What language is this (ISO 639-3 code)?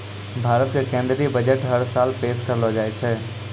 mai